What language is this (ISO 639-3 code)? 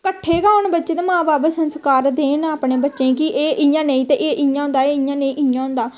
doi